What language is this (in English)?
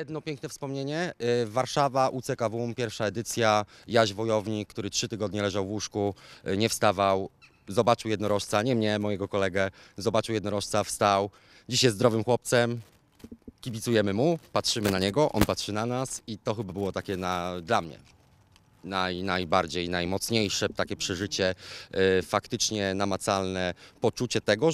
Polish